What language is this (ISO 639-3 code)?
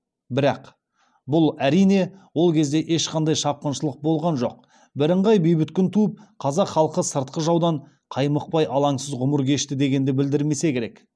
kaz